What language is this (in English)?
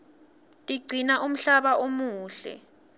Swati